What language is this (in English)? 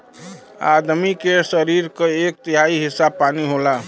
Bhojpuri